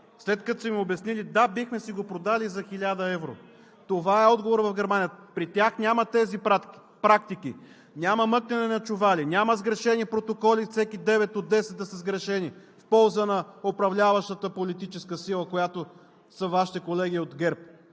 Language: Bulgarian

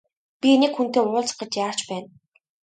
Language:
Mongolian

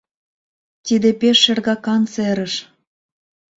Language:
Mari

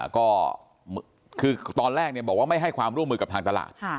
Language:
Thai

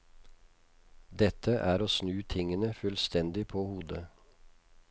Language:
Norwegian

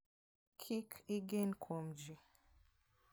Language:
Luo (Kenya and Tanzania)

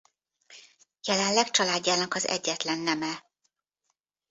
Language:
Hungarian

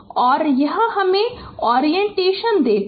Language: Hindi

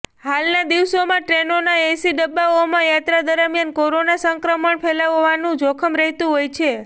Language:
Gujarati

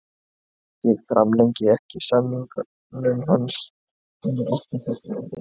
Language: Icelandic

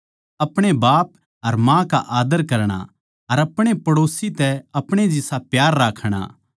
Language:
Haryanvi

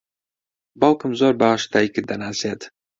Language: Central Kurdish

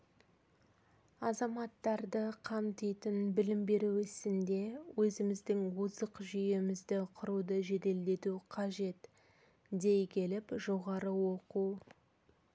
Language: Kazakh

